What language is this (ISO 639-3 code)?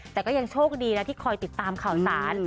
tha